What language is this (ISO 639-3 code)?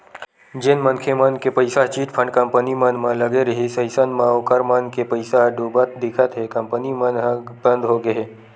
hne